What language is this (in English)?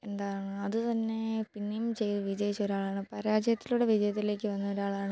Malayalam